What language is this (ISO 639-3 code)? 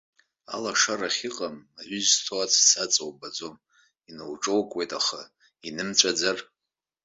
abk